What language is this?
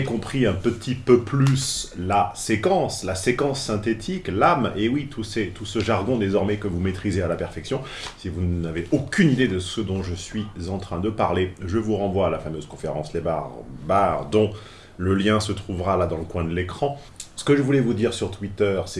French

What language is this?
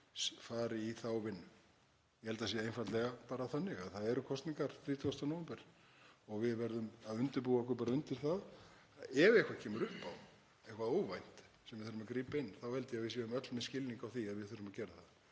Icelandic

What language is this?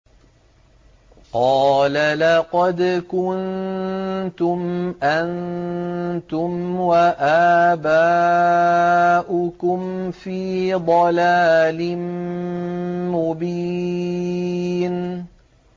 Arabic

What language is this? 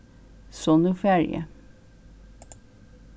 Faroese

